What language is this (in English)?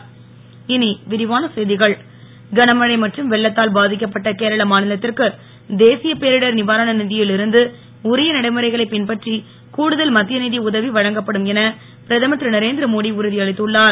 Tamil